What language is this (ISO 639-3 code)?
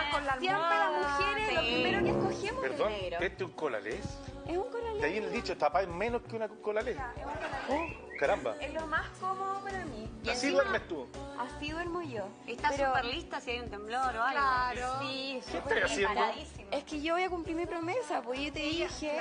spa